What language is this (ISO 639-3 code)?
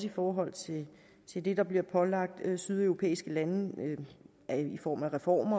dan